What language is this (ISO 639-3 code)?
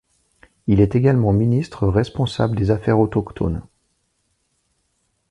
fra